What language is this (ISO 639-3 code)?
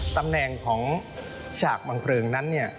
tha